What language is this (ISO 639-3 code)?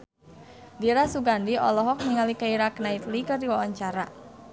sun